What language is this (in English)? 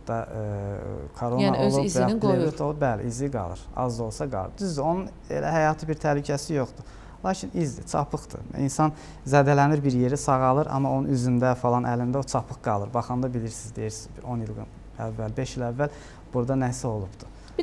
Turkish